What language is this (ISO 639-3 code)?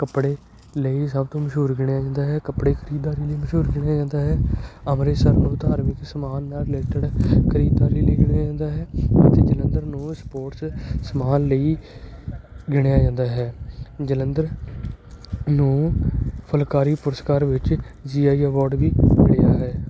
pan